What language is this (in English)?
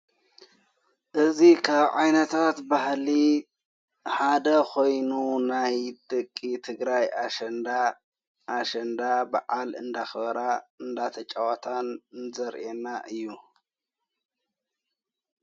Tigrinya